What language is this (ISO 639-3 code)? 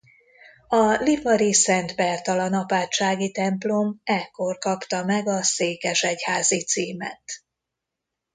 hun